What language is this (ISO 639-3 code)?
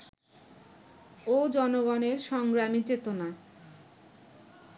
ben